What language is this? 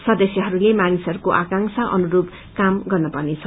Nepali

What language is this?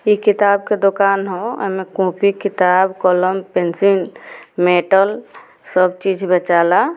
Bhojpuri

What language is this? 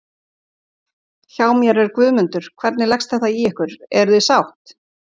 Icelandic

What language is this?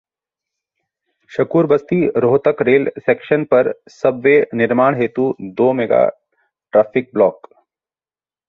Hindi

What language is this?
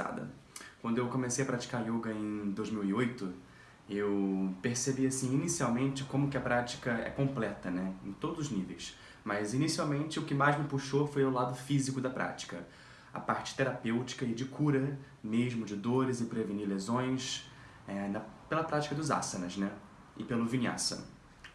Portuguese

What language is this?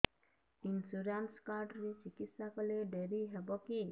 Odia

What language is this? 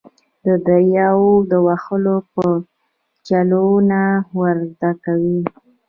Pashto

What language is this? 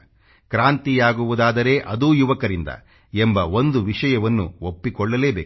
Kannada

